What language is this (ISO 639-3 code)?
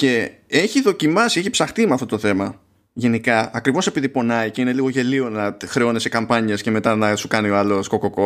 ell